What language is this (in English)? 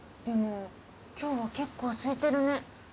Japanese